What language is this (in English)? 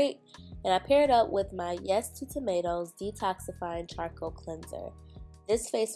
English